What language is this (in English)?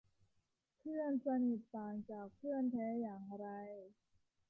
Thai